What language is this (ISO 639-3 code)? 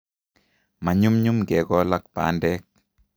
kln